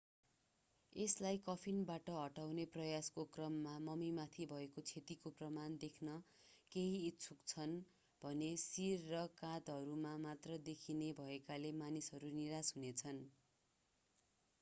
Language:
Nepali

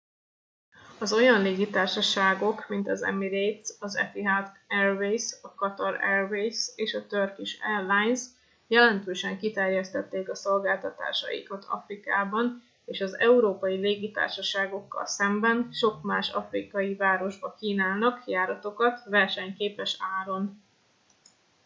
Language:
Hungarian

